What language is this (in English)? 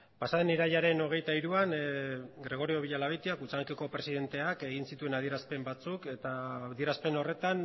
Basque